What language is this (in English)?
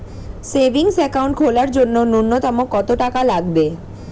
Bangla